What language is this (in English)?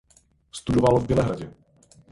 Czech